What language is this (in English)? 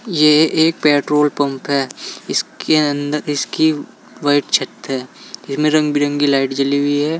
Hindi